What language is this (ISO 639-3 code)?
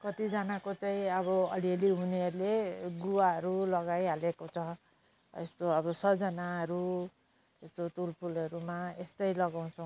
nep